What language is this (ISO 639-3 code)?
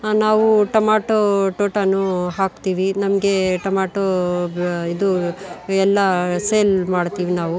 kan